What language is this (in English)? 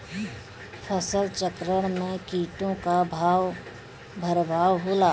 Bhojpuri